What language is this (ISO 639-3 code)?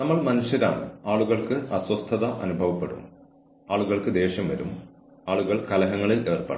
mal